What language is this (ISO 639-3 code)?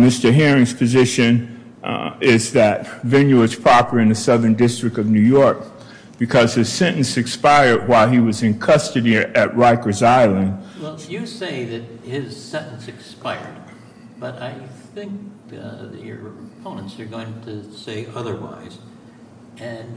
eng